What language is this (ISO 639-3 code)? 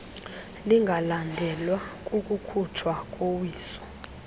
xho